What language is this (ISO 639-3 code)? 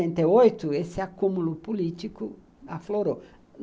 por